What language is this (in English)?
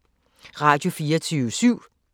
Danish